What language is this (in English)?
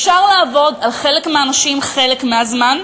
Hebrew